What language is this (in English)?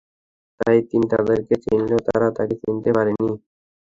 Bangla